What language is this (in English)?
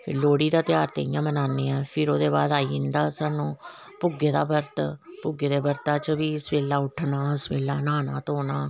Dogri